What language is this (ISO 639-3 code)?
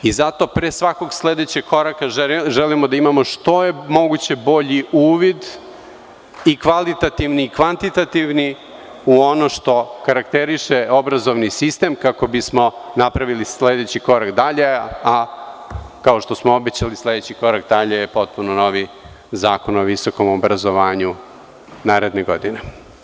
srp